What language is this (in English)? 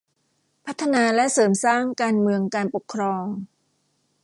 Thai